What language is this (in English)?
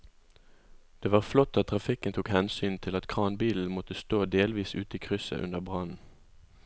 Norwegian